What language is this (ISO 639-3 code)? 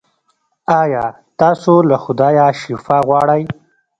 pus